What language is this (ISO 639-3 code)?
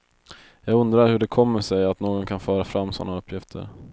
swe